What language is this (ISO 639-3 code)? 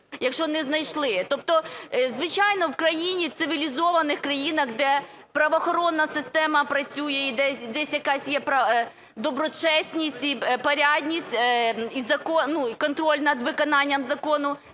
ukr